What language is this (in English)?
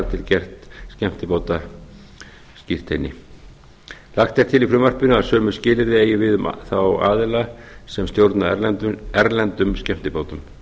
Icelandic